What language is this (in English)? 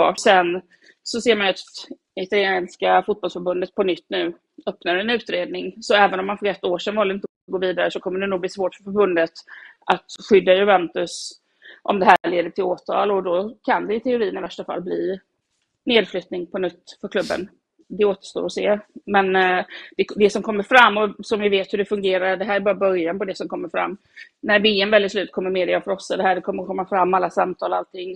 Swedish